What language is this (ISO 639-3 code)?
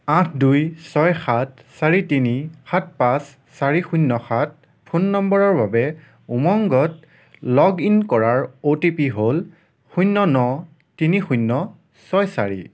asm